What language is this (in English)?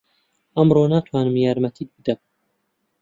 Central Kurdish